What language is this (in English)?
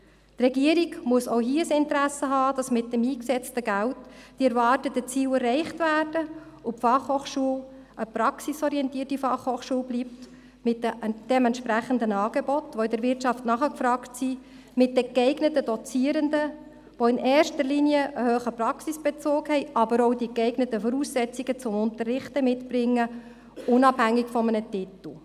Swiss German